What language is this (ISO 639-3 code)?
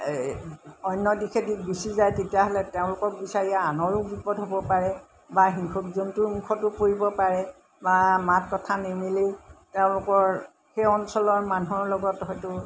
asm